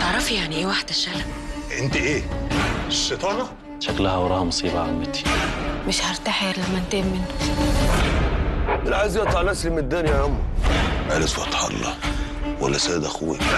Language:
Arabic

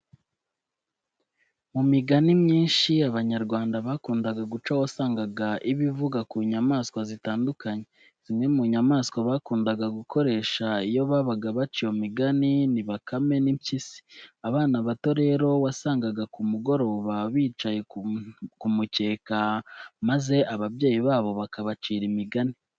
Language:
Kinyarwanda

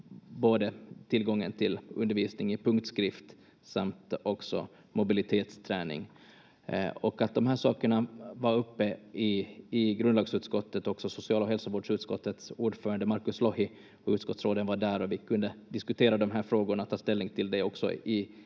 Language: Finnish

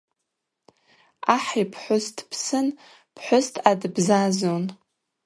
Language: Abaza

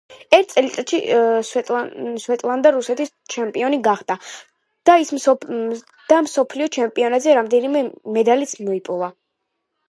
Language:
Georgian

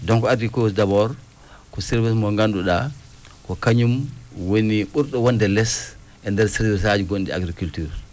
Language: Fula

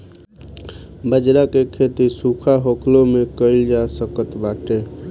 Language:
Bhojpuri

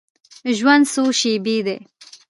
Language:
Pashto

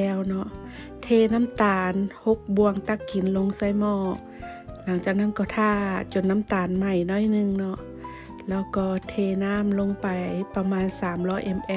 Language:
Thai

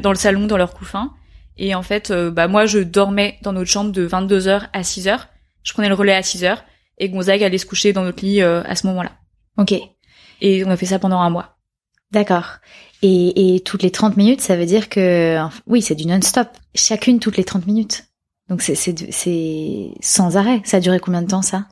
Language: French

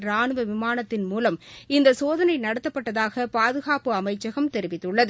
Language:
Tamil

